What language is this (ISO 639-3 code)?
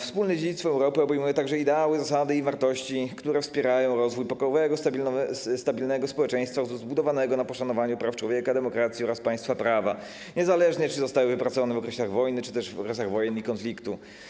pol